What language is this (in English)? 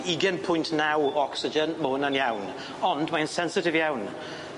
Welsh